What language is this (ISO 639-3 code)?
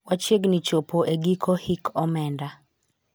luo